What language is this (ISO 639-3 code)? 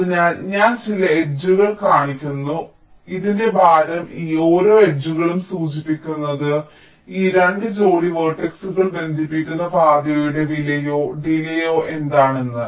mal